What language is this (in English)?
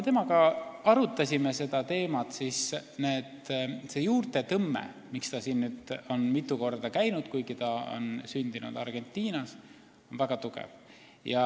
Estonian